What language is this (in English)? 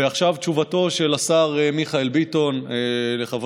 Hebrew